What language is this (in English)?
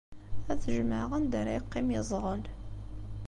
Kabyle